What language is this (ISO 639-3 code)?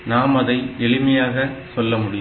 tam